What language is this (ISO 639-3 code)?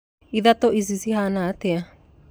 kik